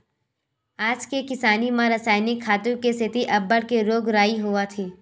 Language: Chhattisgarhi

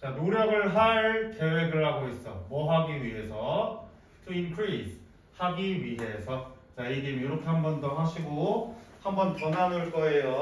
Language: Korean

